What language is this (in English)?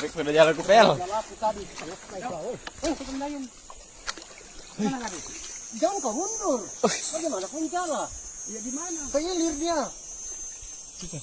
Indonesian